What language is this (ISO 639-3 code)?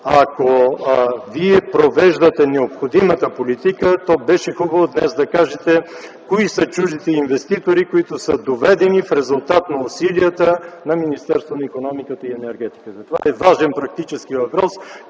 bul